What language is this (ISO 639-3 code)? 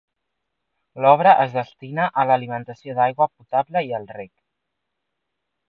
cat